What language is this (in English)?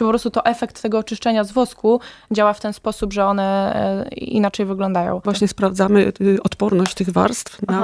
Polish